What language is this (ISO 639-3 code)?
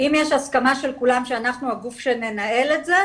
heb